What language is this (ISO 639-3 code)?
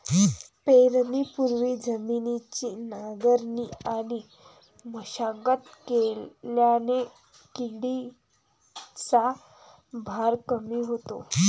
mar